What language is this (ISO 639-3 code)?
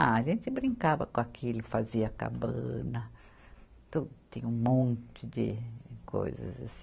por